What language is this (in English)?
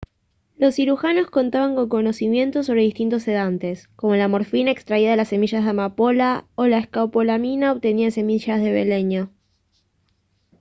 Spanish